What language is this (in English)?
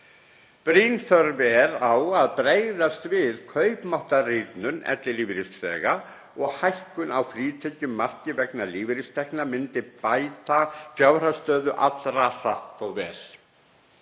Icelandic